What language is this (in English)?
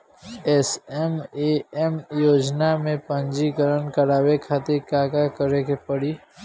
Bhojpuri